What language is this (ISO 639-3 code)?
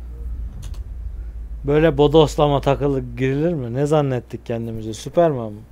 tur